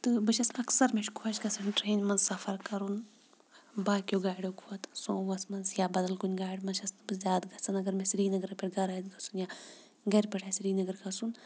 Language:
Kashmiri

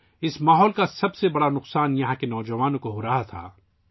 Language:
Urdu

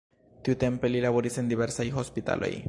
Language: Esperanto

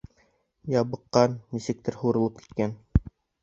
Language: Bashkir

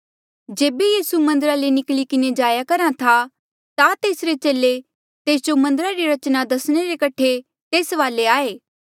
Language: Mandeali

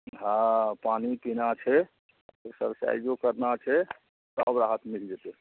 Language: Maithili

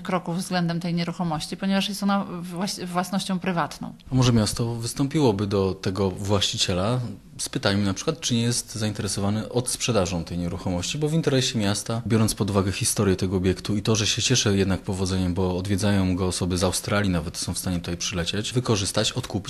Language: Polish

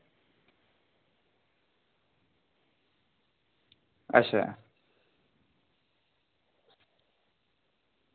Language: Dogri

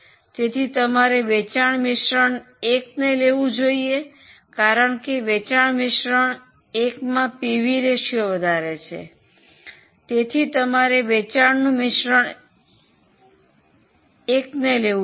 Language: Gujarati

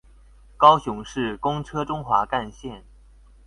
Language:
Chinese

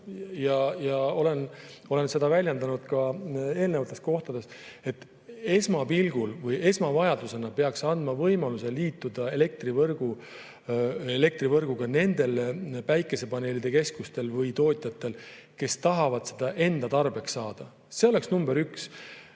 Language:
Estonian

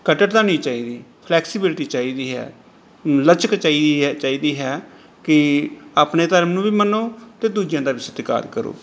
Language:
Punjabi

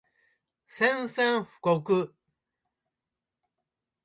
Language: Japanese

